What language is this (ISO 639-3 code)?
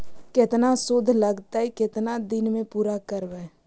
mag